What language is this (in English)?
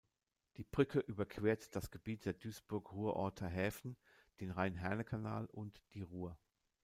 German